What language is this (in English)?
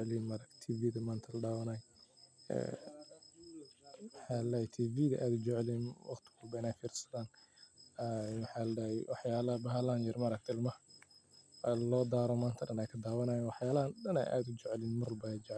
Somali